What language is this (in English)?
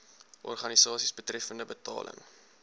Afrikaans